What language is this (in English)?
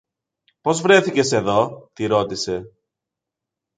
Greek